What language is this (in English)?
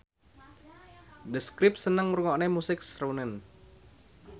Javanese